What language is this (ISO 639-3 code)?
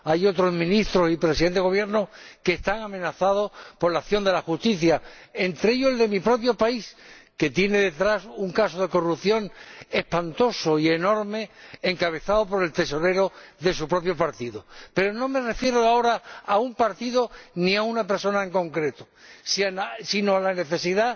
spa